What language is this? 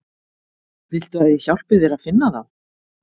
Icelandic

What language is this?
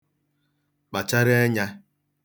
Igbo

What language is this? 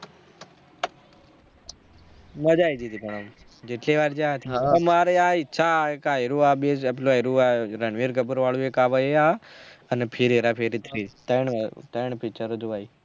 Gujarati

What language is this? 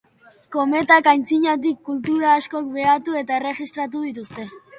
Basque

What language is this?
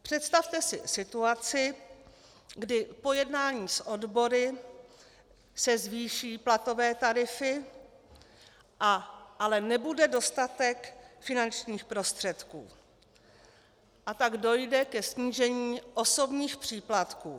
Czech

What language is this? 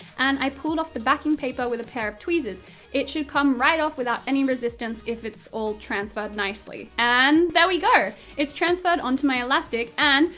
English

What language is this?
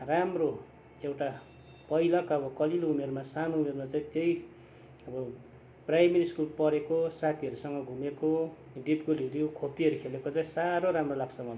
Nepali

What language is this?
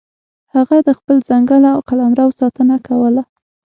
Pashto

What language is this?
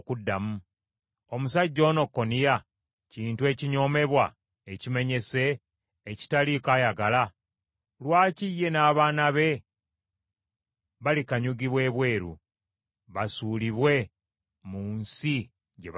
Ganda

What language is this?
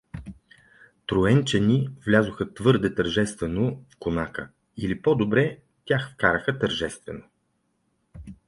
Bulgarian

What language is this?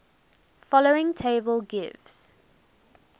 English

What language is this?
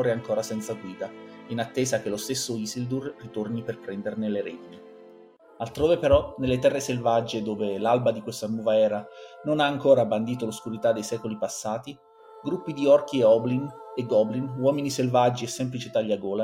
Italian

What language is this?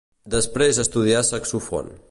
Catalan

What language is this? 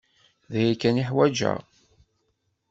Kabyle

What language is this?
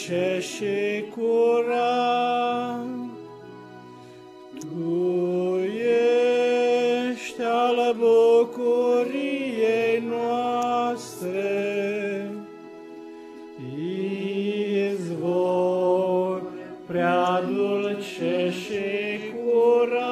Romanian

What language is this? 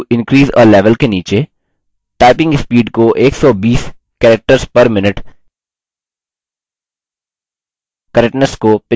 Hindi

